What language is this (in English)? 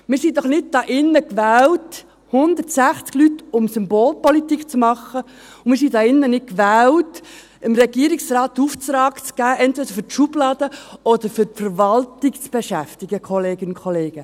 Swiss German